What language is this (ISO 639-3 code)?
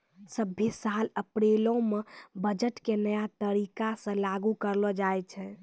mai